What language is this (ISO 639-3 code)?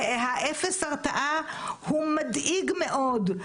heb